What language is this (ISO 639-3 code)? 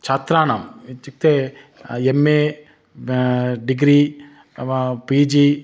san